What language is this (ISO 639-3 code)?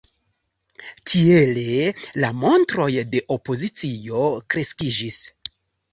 epo